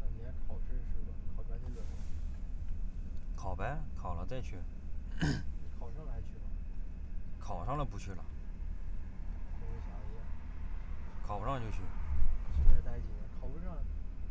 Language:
Chinese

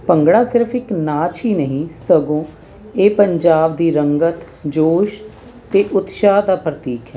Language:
Punjabi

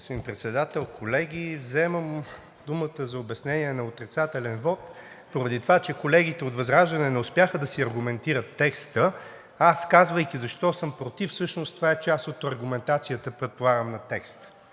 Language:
Bulgarian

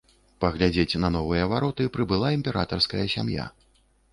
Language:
Belarusian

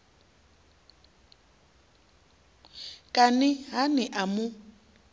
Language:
Venda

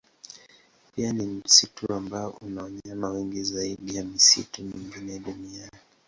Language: Swahili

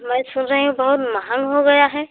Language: Hindi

